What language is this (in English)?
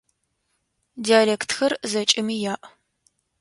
Adyghe